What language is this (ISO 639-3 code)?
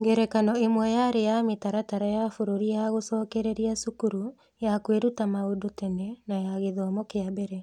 kik